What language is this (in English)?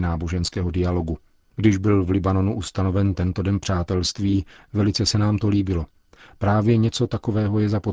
Czech